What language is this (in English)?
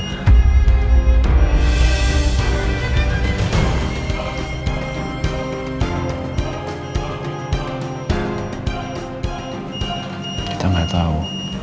Indonesian